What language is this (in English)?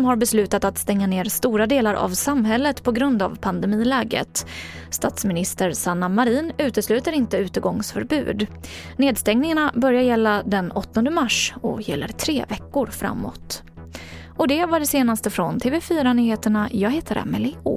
Swedish